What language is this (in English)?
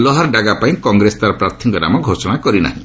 Odia